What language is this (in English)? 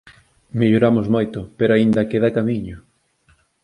Galician